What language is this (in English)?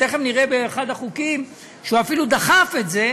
Hebrew